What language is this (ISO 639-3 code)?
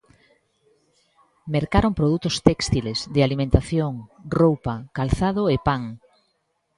glg